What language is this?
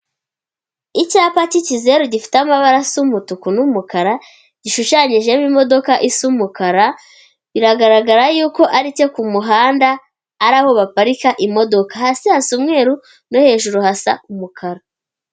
Kinyarwanda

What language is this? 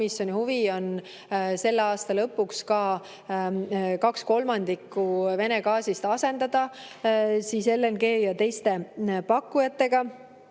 Estonian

